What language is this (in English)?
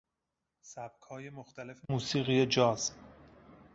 Persian